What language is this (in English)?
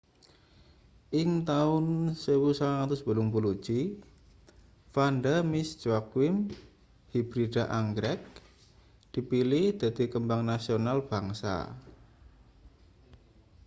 Javanese